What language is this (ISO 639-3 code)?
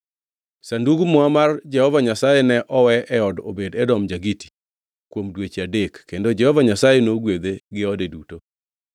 luo